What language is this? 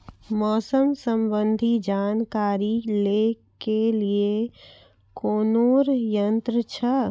Maithili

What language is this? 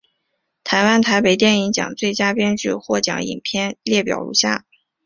Chinese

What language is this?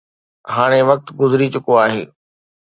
Sindhi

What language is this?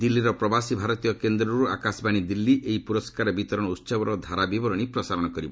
Odia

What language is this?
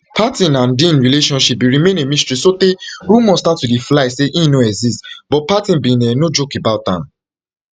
Nigerian Pidgin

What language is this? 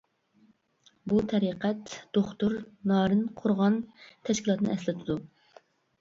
Uyghur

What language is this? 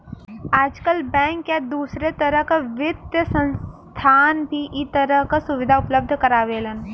Bhojpuri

